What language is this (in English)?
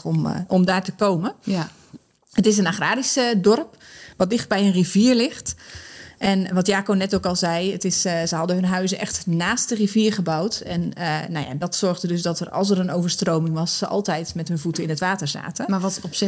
Dutch